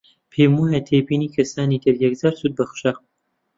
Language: Central Kurdish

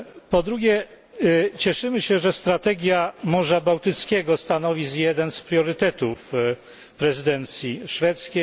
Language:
Polish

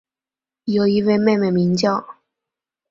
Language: Chinese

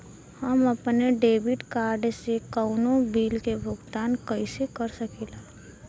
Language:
Bhojpuri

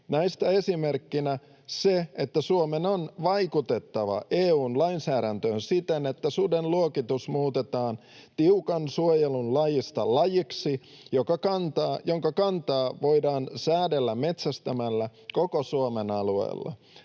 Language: Finnish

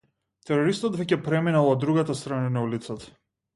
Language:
Macedonian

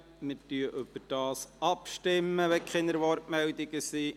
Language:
Swiss German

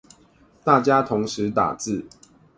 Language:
Chinese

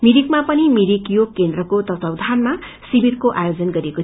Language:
Nepali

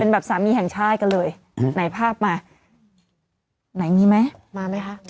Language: Thai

